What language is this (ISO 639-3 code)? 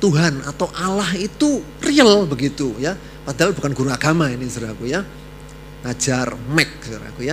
ind